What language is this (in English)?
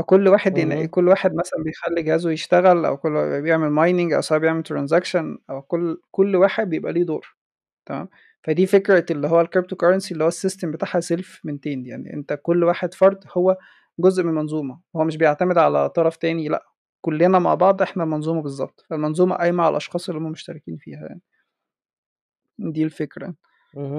Arabic